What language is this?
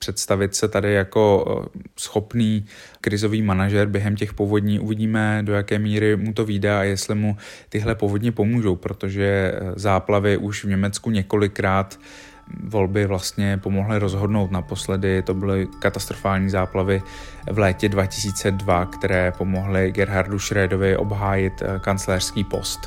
Czech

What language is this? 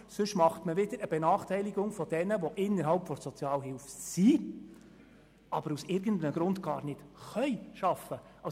Swiss German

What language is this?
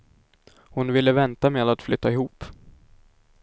Swedish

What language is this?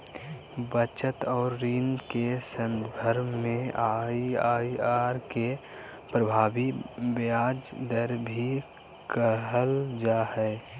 Magahi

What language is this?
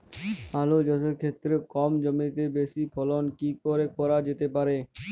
Bangla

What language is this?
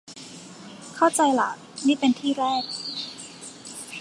Thai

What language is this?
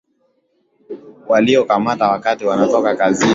Swahili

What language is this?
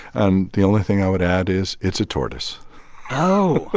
English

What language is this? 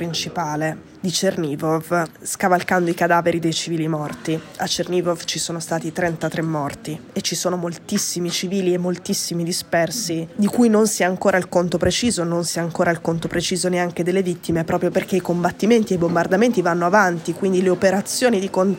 Italian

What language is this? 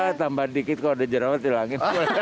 Indonesian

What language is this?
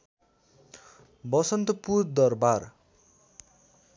Nepali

